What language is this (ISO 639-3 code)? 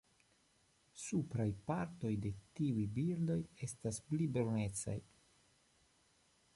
epo